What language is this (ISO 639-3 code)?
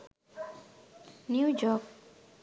sin